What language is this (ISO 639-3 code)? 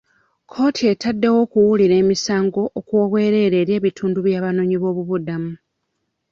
lug